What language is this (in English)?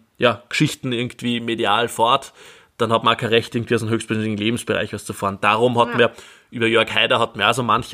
German